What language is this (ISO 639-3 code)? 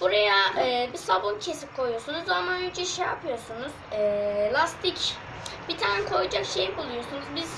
tur